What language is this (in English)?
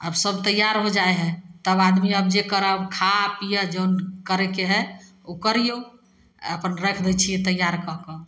Maithili